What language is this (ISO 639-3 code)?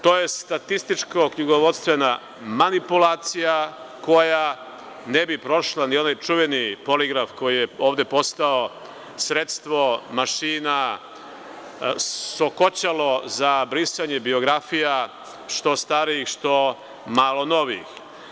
srp